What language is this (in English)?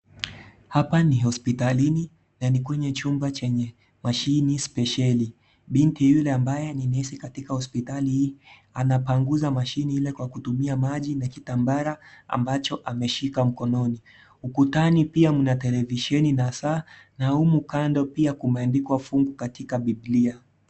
Swahili